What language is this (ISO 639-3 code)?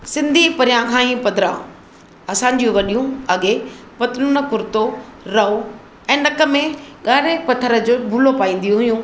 snd